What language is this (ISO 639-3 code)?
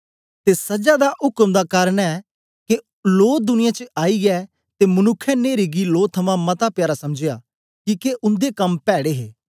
doi